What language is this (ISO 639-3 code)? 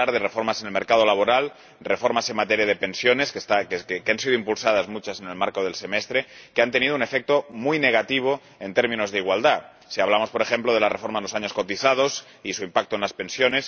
spa